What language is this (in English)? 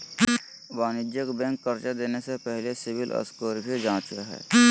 Magahi